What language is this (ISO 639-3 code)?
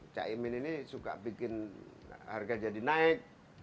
ind